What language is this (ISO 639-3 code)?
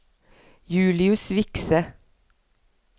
nor